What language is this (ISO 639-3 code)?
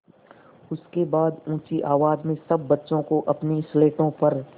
hin